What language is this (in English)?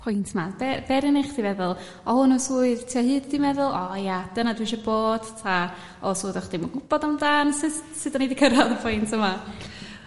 Welsh